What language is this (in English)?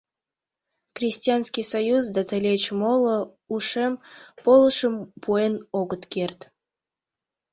Mari